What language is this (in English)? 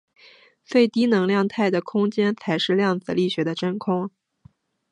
Chinese